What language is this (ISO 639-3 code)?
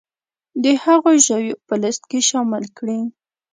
pus